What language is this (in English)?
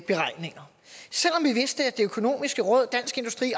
Danish